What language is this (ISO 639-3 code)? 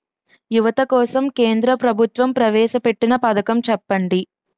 tel